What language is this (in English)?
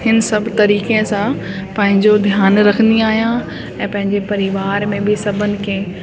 Sindhi